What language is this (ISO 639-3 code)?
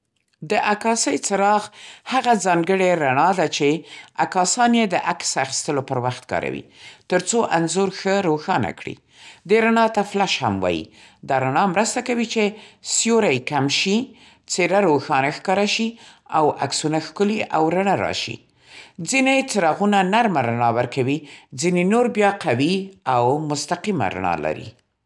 pst